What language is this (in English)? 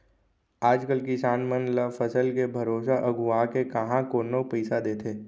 Chhattisgarhi